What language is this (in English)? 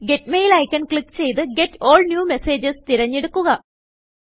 Malayalam